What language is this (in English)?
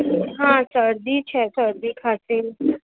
Gujarati